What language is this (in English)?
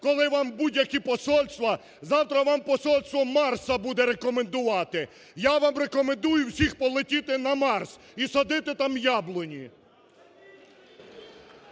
Ukrainian